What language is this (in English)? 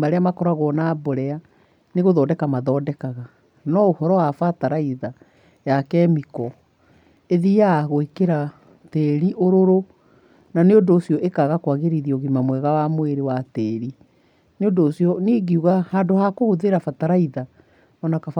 Kikuyu